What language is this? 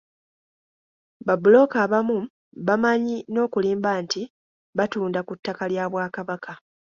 Ganda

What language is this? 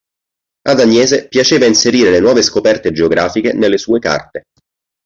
Italian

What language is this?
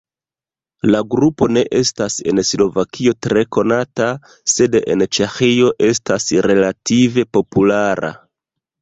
Esperanto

